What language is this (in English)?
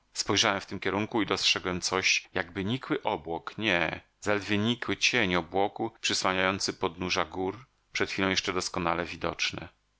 Polish